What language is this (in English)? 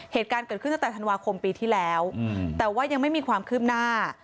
Thai